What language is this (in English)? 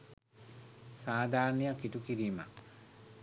Sinhala